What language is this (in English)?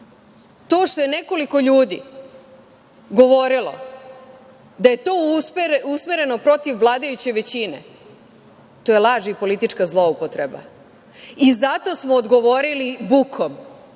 Serbian